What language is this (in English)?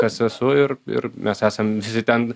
Lithuanian